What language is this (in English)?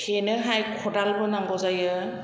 Bodo